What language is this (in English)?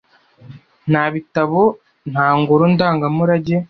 Kinyarwanda